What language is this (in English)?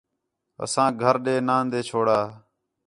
Khetrani